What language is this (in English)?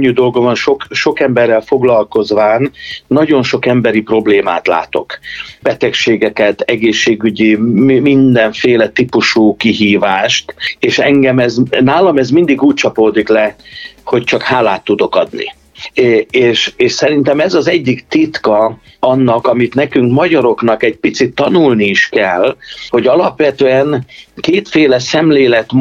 Hungarian